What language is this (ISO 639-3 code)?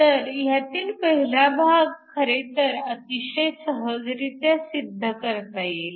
mar